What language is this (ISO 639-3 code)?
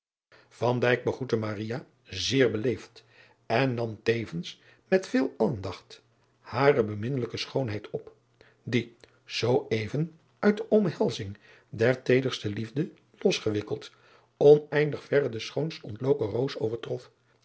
nld